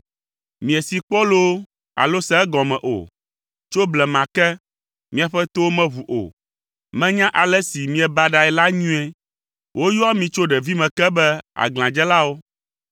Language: Ewe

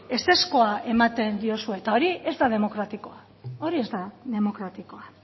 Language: Basque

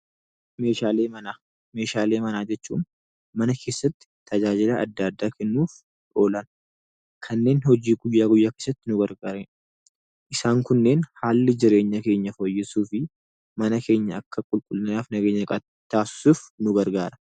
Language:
Oromo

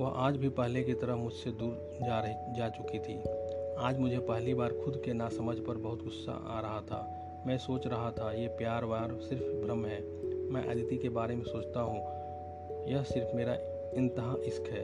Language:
Hindi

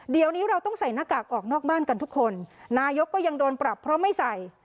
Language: Thai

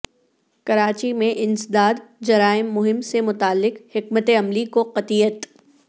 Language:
Urdu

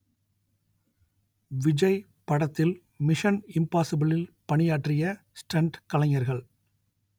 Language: Tamil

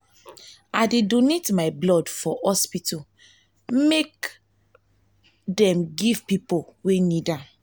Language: Nigerian Pidgin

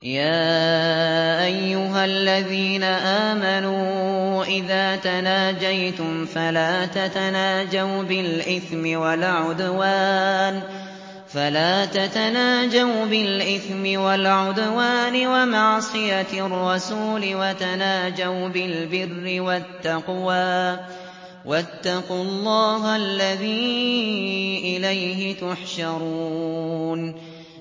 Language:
Arabic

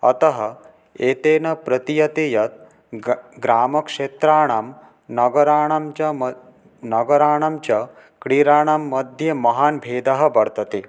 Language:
Sanskrit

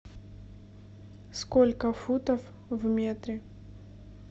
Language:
Russian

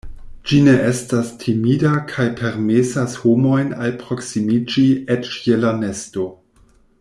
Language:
Esperanto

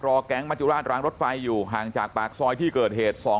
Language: Thai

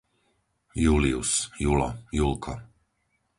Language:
Slovak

